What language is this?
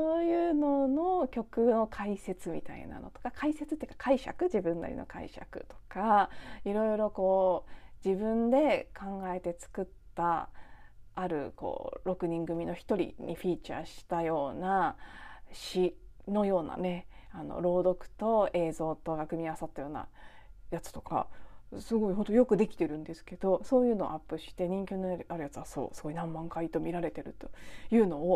Japanese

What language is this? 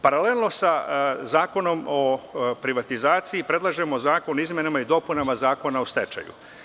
Serbian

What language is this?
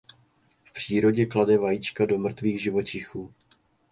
Czech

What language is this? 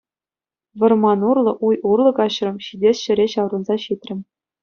Chuvash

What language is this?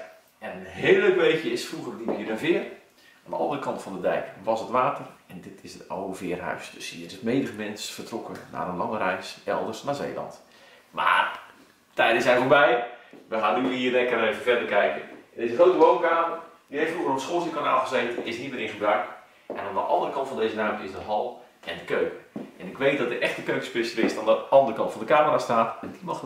Dutch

